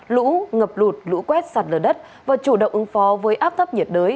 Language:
Vietnamese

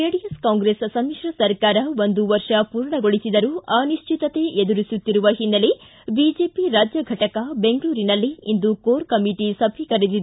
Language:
Kannada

